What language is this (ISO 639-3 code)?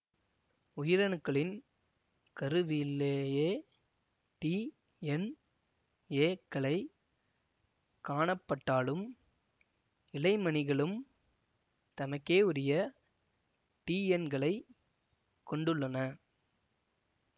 tam